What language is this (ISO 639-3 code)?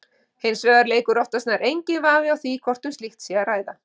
isl